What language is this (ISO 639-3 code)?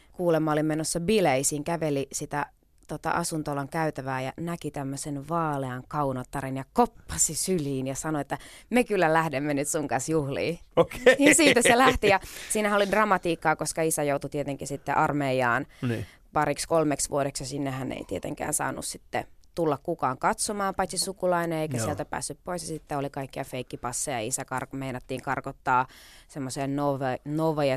fin